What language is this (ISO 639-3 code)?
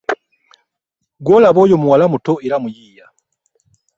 lug